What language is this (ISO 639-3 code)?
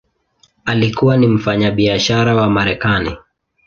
swa